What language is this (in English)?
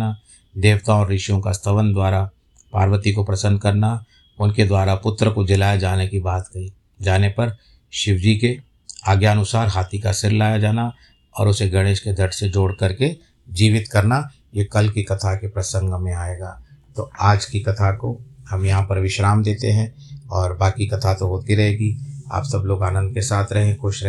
Hindi